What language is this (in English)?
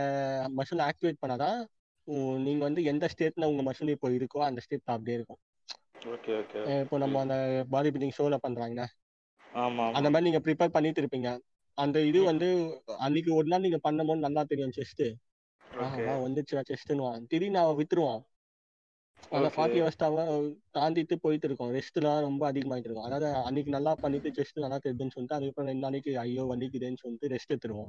Tamil